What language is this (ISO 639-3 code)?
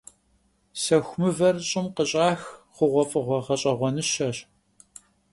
kbd